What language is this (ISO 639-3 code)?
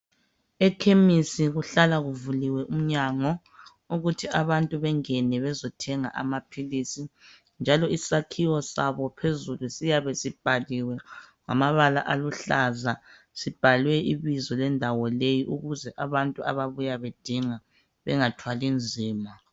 nde